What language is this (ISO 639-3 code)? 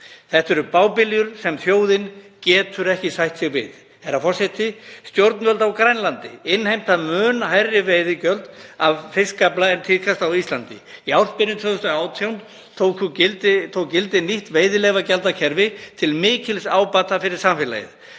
isl